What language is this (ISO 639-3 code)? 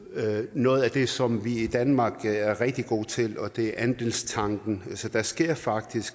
dan